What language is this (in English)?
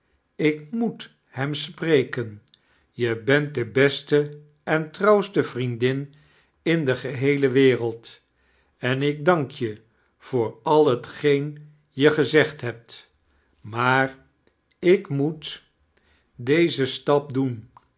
Dutch